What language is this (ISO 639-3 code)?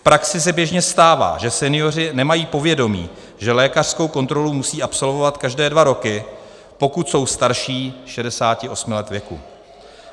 ces